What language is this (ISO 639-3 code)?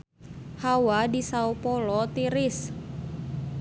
sun